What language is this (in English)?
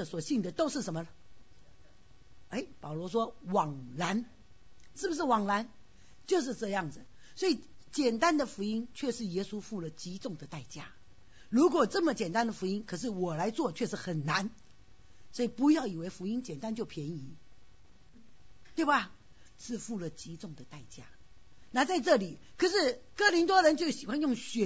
Chinese